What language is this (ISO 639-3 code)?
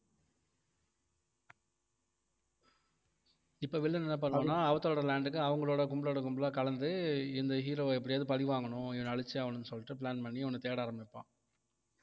tam